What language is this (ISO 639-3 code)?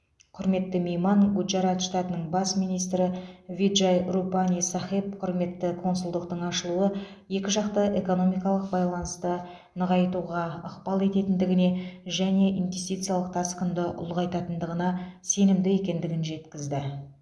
kaz